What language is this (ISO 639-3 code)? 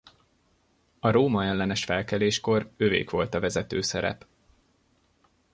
hun